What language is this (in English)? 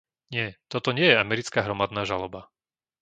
Slovak